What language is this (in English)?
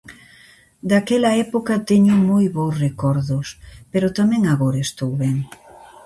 Galician